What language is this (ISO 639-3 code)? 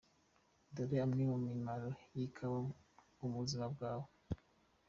kin